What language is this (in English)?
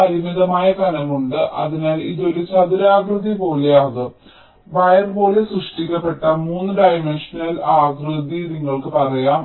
Malayalam